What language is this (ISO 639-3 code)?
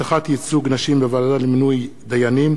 heb